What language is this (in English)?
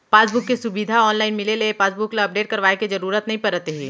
Chhattisgarhi